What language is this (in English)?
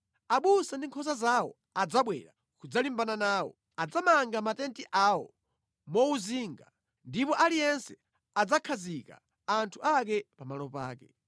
Nyanja